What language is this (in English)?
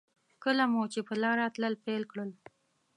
Pashto